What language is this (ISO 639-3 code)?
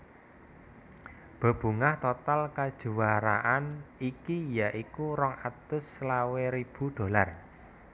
jav